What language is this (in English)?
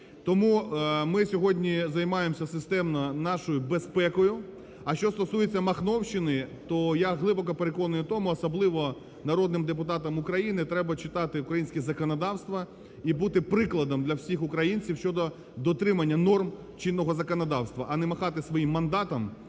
Ukrainian